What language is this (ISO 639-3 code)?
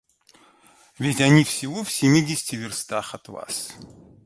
rus